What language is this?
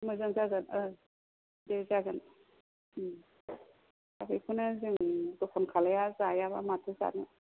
Bodo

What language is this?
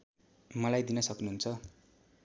Nepali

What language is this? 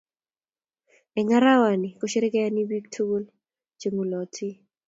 Kalenjin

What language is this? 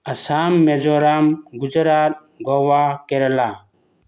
Manipuri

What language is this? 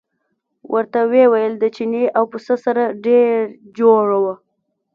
Pashto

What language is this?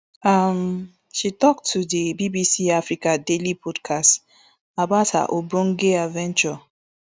Nigerian Pidgin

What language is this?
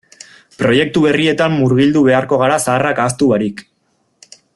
Basque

